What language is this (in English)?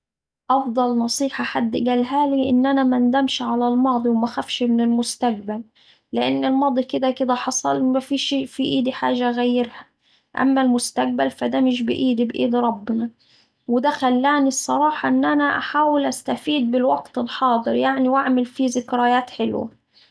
Saidi Arabic